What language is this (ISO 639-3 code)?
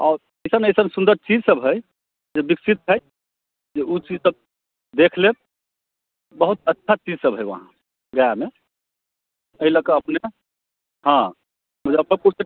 mai